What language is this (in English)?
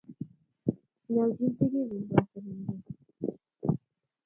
Kalenjin